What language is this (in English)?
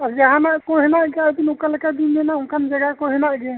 Santali